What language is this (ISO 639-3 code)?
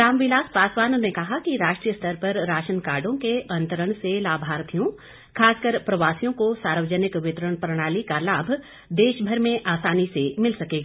hin